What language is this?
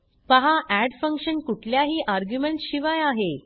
Marathi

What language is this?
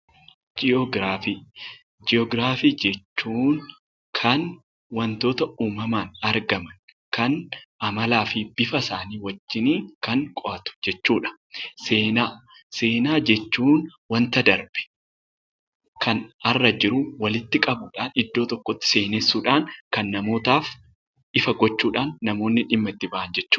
Oromo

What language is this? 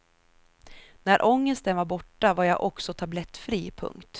Swedish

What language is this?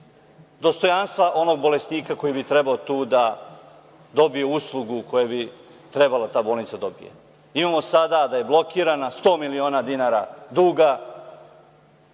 Serbian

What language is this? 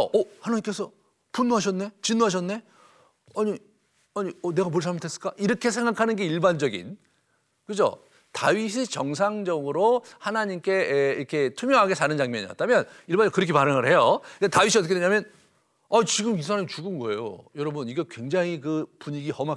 Korean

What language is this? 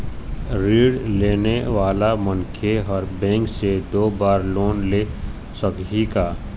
Chhattisgarhi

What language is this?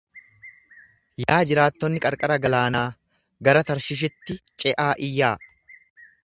Oromo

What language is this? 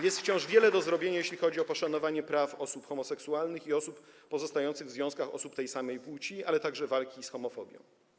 Polish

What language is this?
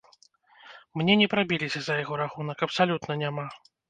Belarusian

